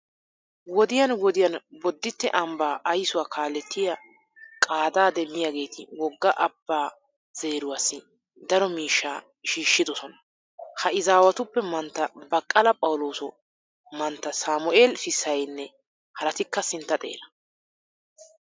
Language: Wolaytta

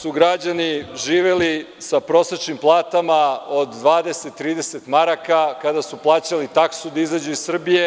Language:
Serbian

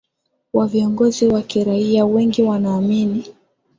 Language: Swahili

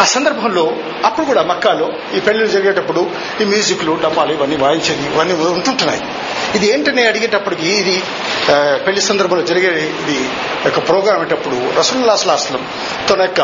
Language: Telugu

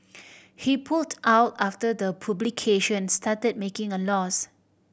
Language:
English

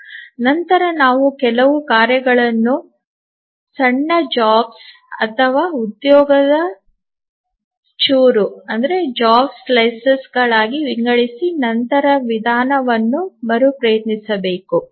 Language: Kannada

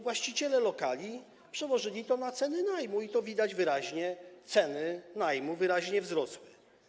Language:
Polish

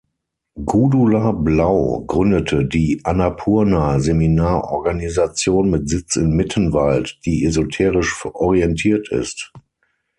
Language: German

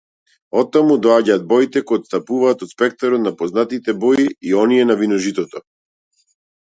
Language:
Macedonian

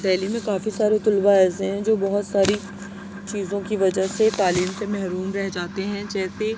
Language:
Urdu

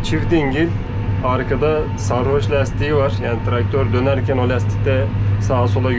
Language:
Turkish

